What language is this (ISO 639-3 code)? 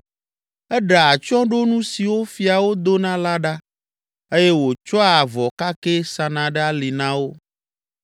ewe